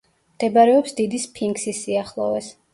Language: Georgian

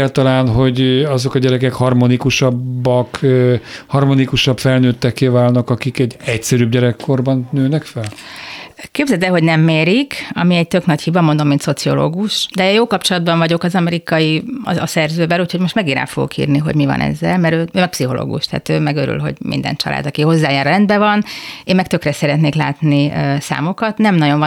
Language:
Hungarian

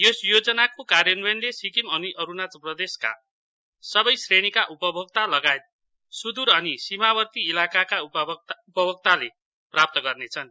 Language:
Nepali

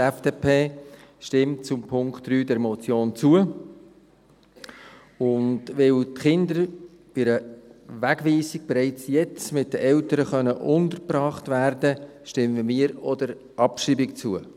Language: Swiss German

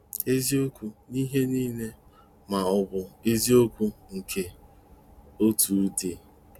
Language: Igbo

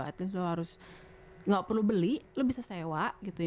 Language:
Indonesian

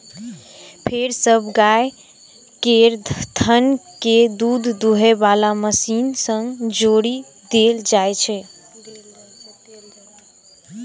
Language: Maithili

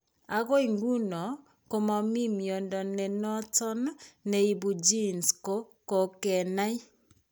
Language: Kalenjin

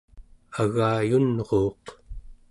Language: Central Yupik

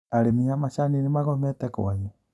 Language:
Kikuyu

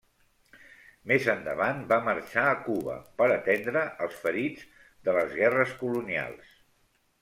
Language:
Catalan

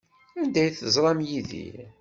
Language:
Kabyle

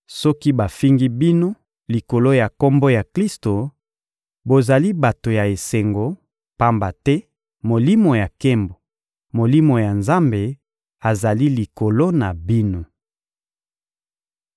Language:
Lingala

